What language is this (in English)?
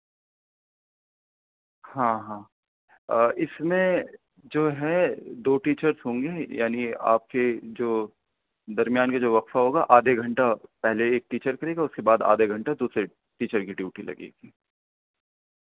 Urdu